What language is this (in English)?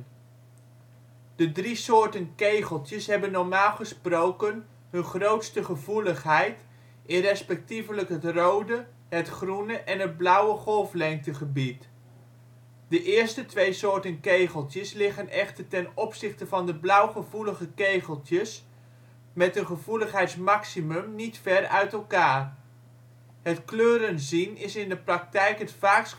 Dutch